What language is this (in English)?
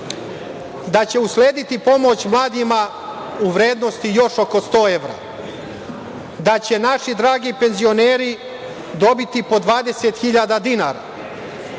Serbian